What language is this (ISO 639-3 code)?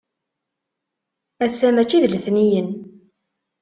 kab